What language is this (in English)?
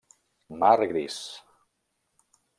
Catalan